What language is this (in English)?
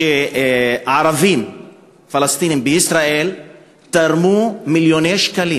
Hebrew